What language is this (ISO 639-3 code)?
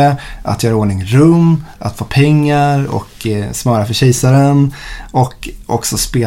swe